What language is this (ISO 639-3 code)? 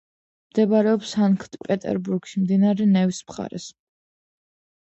kat